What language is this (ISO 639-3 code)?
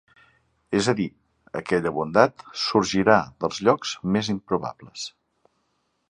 cat